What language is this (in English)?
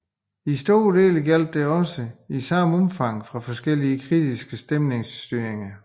Danish